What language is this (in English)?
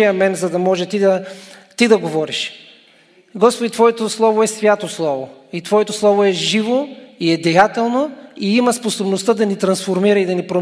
Bulgarian